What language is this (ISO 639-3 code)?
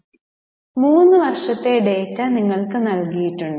mal